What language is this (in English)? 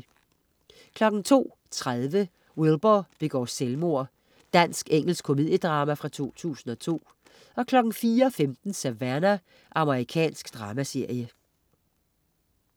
Danish